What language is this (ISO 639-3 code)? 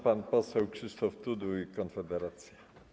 pol